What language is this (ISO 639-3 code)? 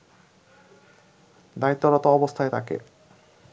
ben